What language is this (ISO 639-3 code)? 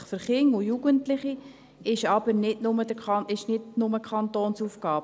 gsw